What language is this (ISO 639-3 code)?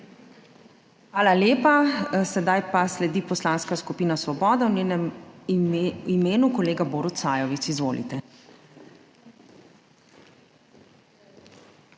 slv